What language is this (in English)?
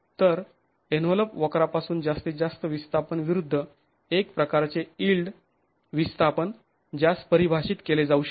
Marathi